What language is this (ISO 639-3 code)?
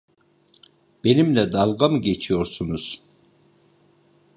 tur